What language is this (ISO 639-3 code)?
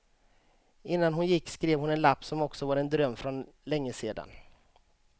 swe